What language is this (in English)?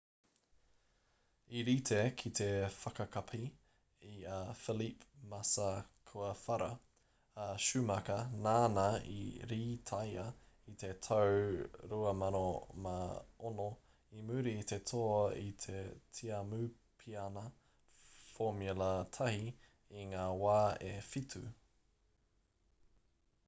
Māori